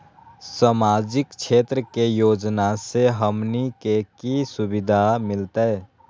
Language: Magahi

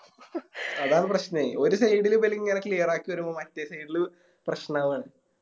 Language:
Malayalam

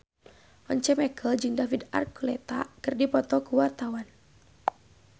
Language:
Sundanese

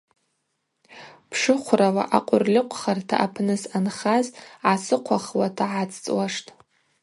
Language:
Abaza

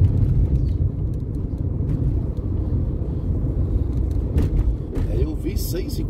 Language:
Portuguese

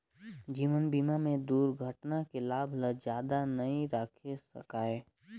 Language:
Chhattisgarhi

